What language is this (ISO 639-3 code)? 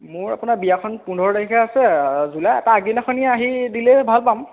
asm